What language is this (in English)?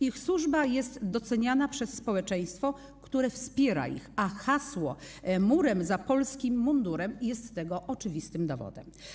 Polish